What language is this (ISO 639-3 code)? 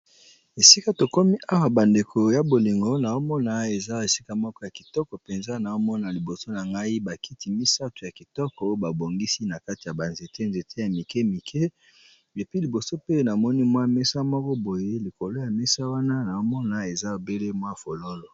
lin